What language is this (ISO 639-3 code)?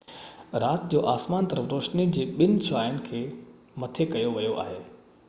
snd